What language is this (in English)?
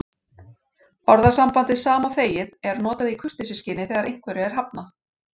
Icelandic